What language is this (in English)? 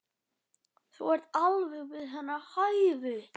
Icelandic